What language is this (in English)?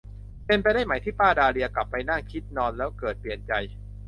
Thai